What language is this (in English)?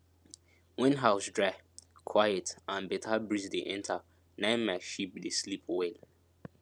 Nigerian Pidgin